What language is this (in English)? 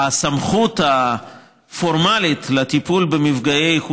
Hebrew